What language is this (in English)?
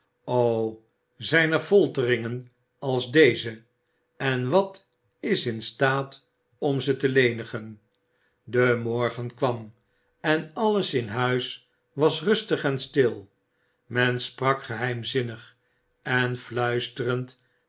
Dutch